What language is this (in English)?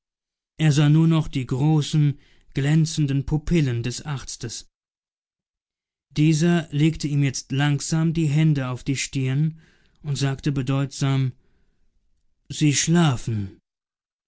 German